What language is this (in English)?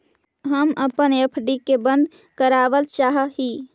Magahi